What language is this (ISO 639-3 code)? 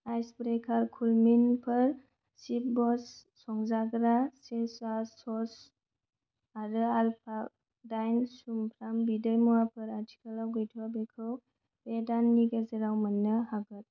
brx